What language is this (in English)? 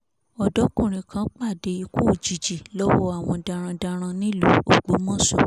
Yoruba